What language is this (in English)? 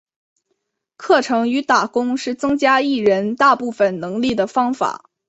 Chinese